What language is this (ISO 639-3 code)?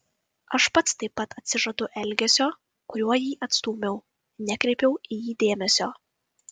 lit